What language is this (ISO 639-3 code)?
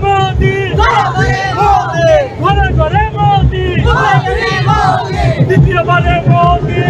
ara